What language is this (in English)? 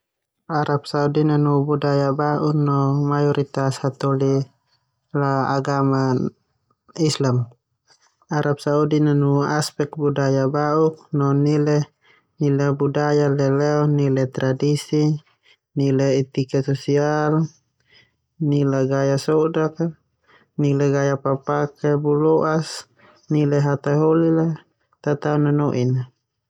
Termanu